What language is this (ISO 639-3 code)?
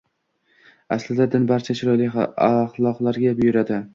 uzb